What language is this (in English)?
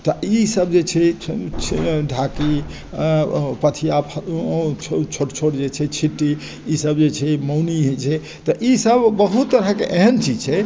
Maithili